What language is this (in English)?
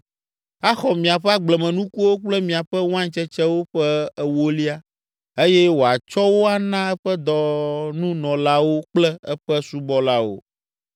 Ewe